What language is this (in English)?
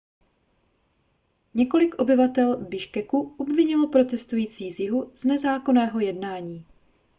Czech